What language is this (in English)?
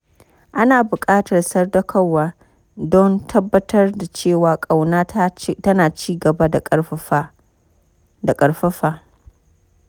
Hausa